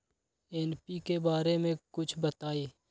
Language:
Magahi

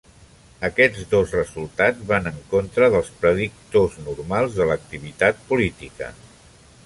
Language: Catalan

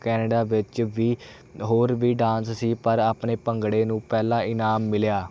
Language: Punjabi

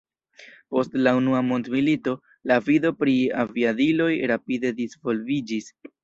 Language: Esperanto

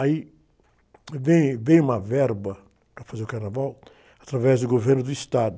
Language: Portuguese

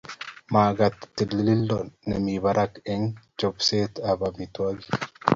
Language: Kalenjin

